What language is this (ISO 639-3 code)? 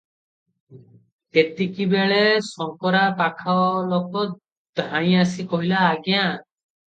ori